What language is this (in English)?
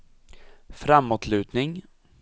Swedish